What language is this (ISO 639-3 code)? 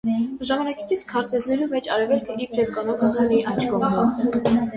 hye